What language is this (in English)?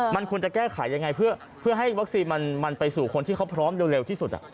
Thai